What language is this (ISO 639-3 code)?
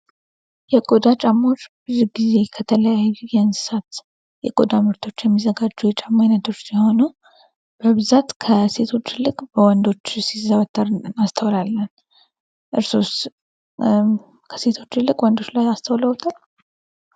amh